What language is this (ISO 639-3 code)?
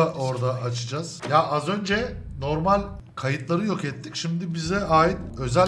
tur